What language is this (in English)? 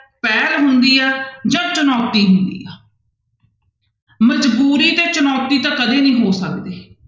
Punjabi